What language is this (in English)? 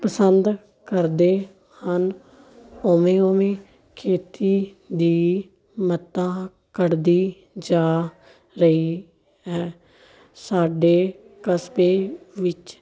Punjabi